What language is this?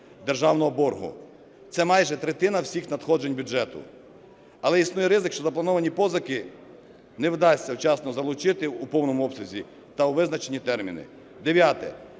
Ukrainian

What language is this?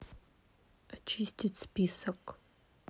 Russian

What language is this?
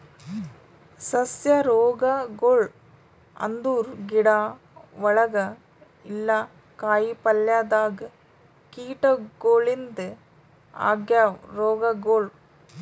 Kannada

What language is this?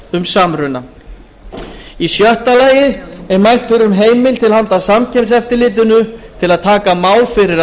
Icelandic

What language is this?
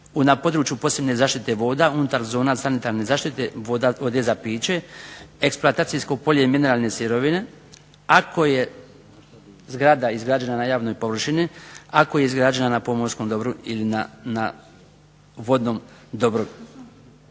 Croatian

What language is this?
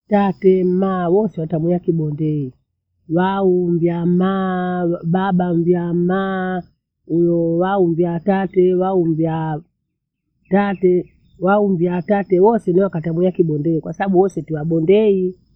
Bondei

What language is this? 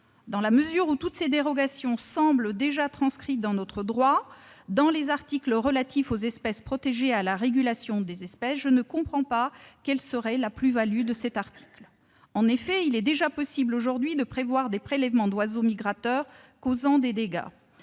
French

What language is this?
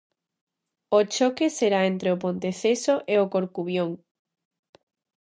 Galician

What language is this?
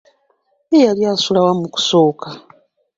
Ganda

